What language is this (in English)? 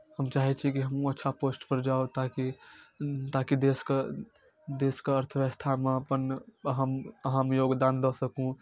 Maithili